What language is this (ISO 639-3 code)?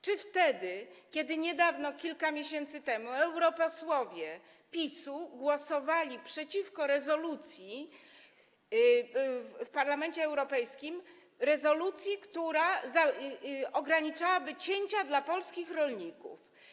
pol